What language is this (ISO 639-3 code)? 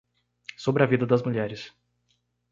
por